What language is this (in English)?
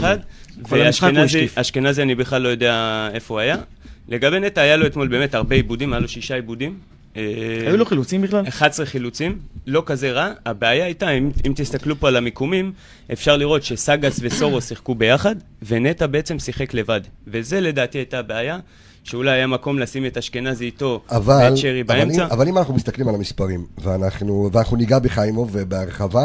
Hebrew